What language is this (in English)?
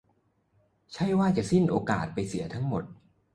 Thai